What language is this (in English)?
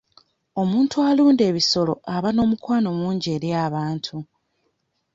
Ganda